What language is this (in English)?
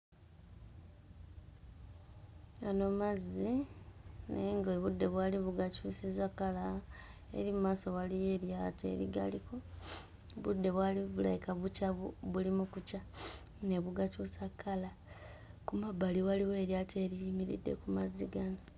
Ganda